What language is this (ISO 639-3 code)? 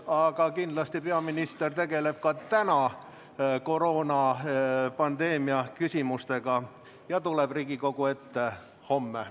est